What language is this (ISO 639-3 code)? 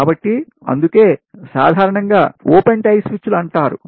tel